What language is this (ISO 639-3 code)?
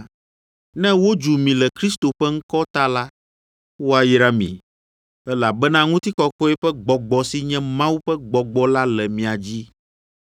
ewe